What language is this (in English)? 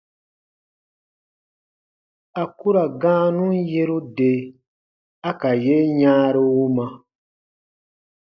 Baatonum